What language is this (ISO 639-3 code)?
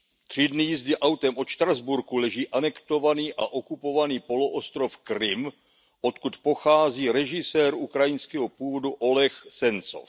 ces